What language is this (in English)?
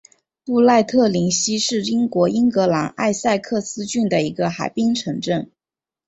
Chinese